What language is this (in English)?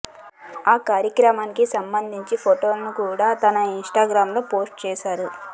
Telugu